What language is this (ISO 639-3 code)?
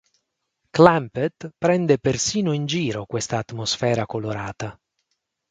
ita